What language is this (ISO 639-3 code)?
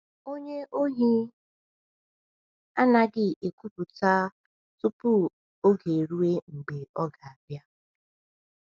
ibo